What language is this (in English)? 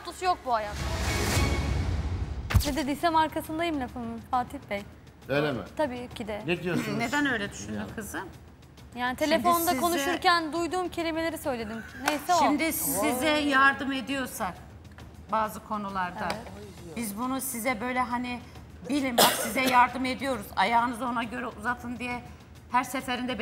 Turkish